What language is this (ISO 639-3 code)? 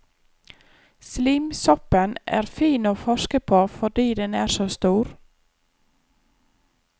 nor